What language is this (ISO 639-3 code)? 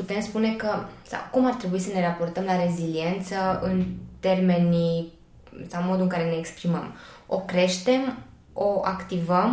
ron